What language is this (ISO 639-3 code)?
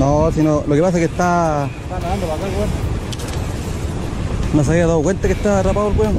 spa